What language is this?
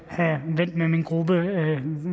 Danish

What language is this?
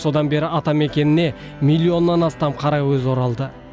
Kazakh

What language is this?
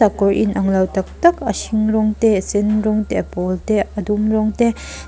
Mizo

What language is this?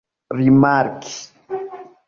Esperanto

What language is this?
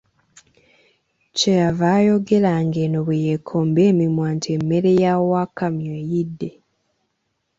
Ganda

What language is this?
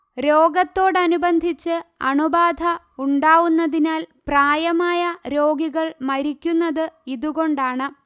Malayalam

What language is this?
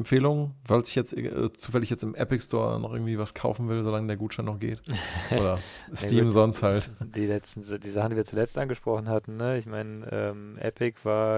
German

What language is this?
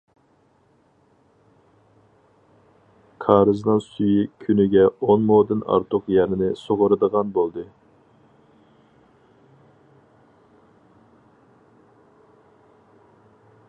Uyghur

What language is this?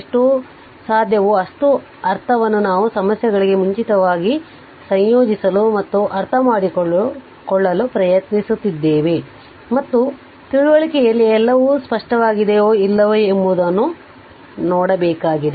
Kannada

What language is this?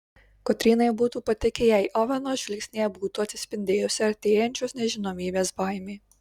Lithuanian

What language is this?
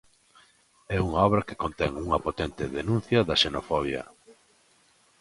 Galician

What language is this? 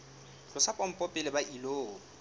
Southern Sotho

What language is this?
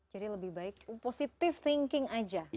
Indonesian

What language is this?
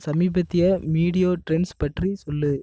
Tamil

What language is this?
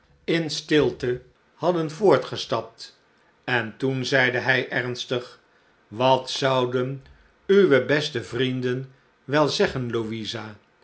Dutch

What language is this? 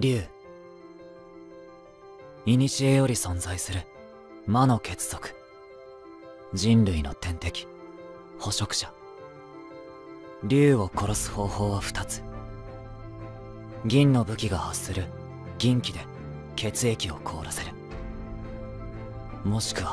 Japanese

